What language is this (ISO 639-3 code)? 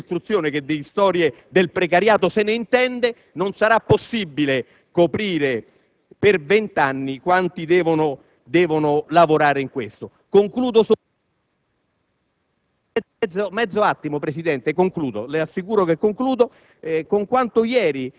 ita